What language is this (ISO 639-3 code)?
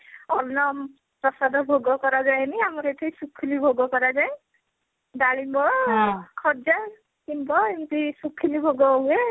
ori